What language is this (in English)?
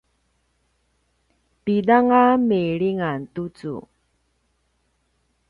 Paiwan